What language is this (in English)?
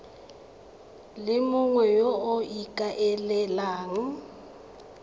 Tswana